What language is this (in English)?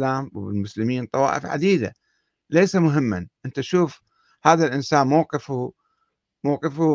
Arabic